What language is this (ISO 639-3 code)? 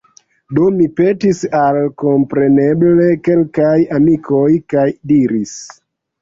epo